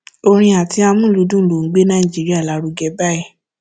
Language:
Yoruba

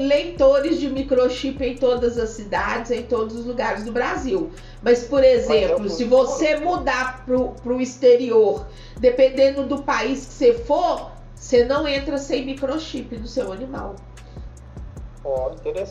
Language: Portuguese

